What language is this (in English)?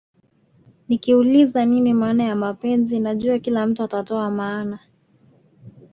Swahili